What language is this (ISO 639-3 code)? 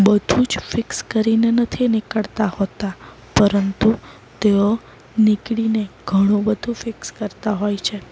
guj